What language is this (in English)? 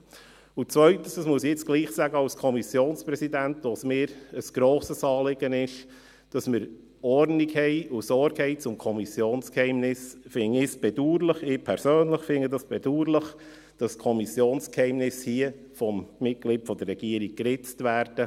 Swiss German